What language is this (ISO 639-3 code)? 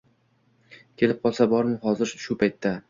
uzb